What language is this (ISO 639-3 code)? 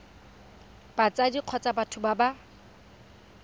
tsn